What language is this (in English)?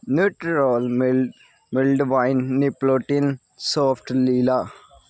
Punjabi